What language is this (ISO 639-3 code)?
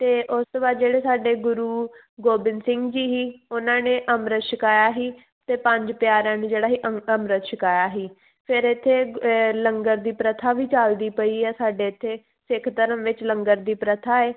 pan